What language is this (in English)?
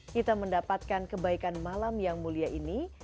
Indonesian